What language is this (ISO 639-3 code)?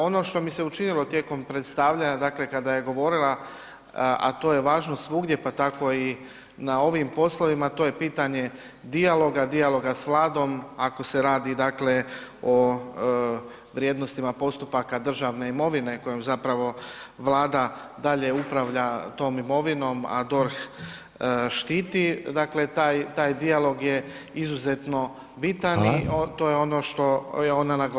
hrv